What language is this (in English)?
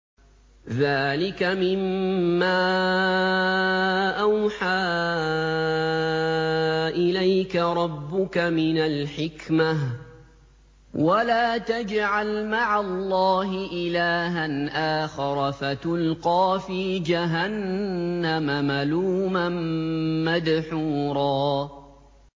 Arabic